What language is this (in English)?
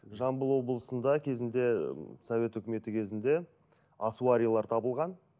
Kazakh